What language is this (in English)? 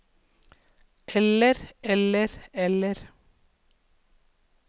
Norwegian